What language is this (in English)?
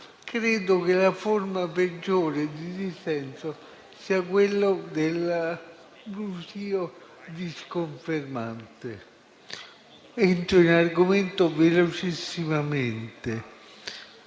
Italian